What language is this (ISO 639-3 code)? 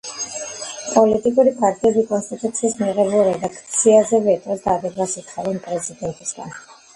kat